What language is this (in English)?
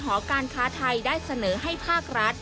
Thai